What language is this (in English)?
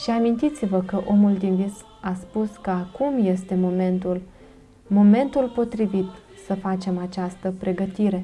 Romanian